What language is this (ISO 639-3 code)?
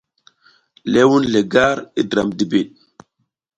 giz